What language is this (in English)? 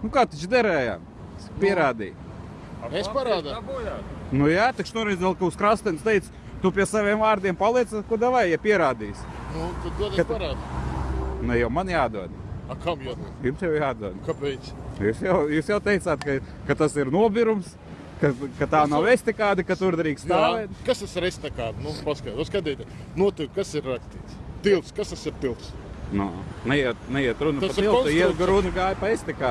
Latvian